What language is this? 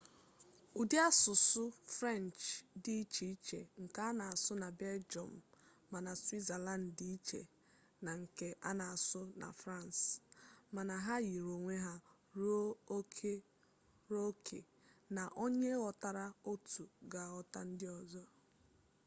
Igbo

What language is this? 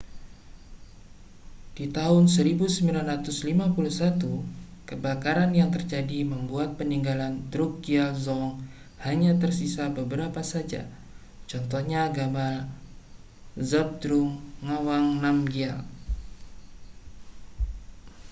Indonesian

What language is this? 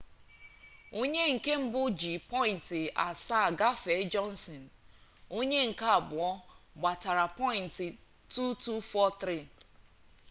Igbo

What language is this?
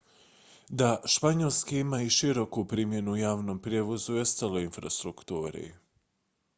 Croatian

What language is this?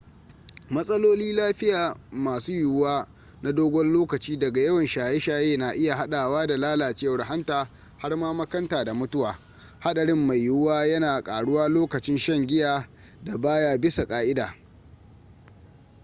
Hausa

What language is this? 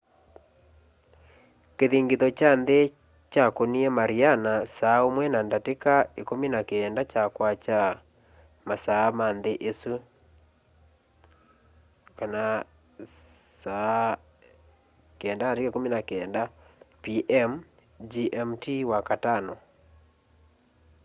Kamba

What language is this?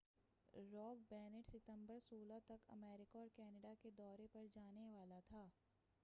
Urdu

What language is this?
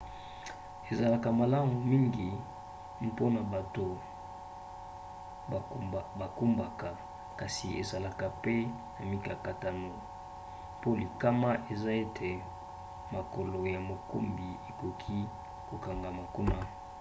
Lingala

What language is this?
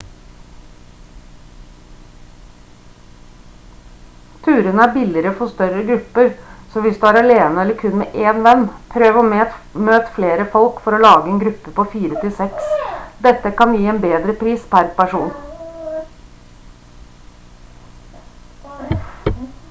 Norwegian Bokmål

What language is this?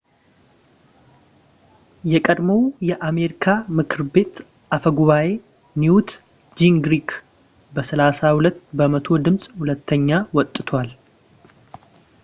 Amharic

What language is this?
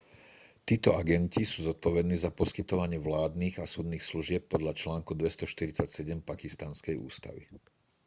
Slovak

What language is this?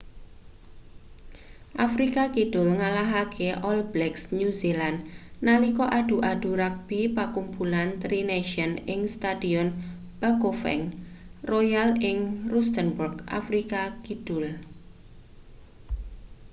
Javanese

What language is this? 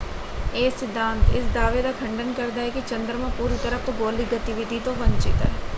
Punjabi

